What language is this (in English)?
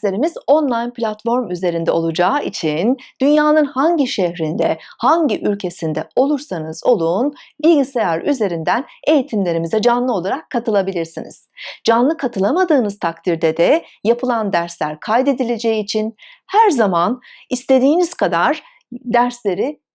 Turkish